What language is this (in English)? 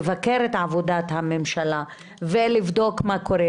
Hebrew